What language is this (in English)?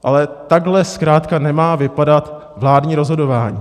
Czech